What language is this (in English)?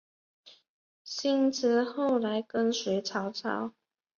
Chinese